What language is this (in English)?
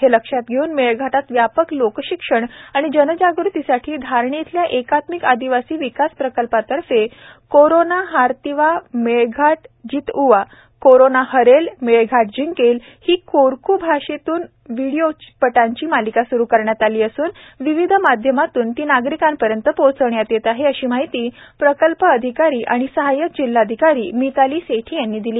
Marathi